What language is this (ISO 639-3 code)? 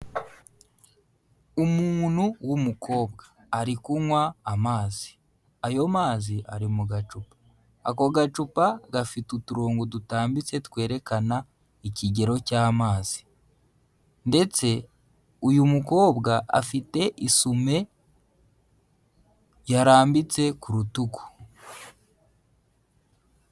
kin